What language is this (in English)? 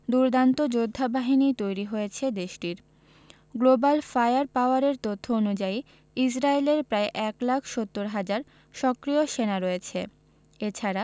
Bangla